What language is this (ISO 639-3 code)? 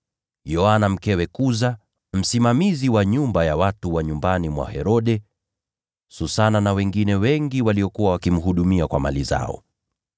swa